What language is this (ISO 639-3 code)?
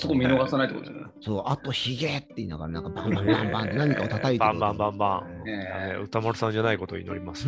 jpn